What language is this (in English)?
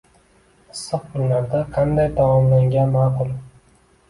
Uzbek